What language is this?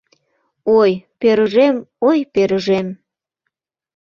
Mari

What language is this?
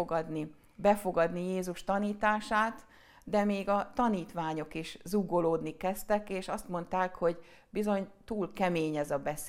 Hungarian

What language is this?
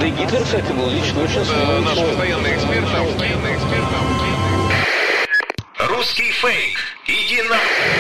Ukrainian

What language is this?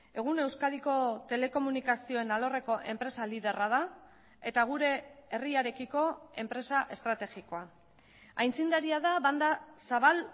Basque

